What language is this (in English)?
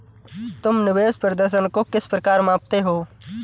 Hindi